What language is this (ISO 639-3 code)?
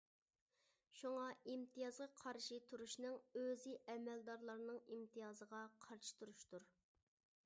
uig